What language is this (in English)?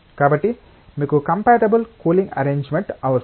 Telugu